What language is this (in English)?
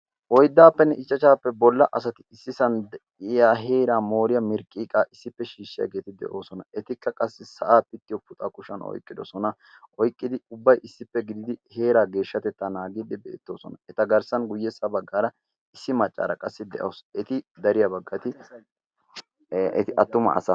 Wolaytta